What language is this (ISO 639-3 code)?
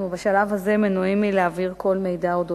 heb